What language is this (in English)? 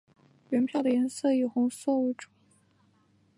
Chinese